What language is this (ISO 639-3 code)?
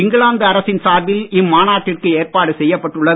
tam